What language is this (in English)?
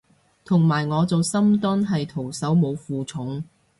Cantonese